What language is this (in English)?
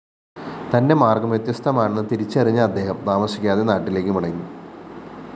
Malayalam